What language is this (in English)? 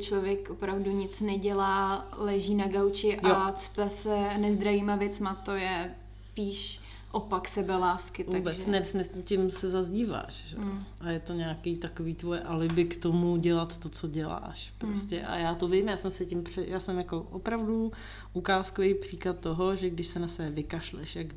Czech